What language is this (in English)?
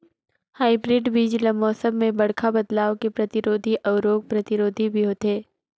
Chhattisgarhi